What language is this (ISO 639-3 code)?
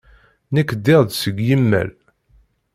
kab